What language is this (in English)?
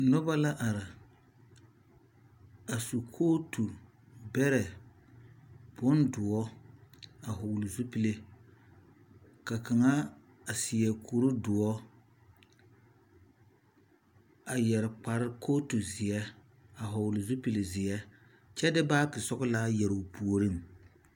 Southern Dagaare